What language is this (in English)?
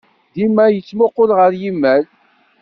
Kabyle